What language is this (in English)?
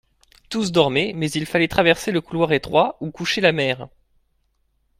French